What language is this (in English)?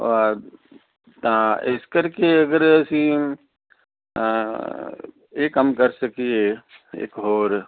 Punjabi